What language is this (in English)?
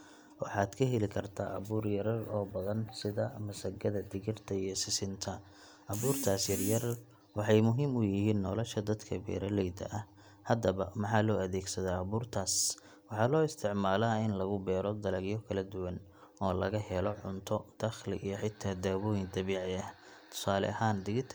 Somali